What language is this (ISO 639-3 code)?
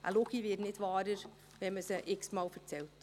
gsw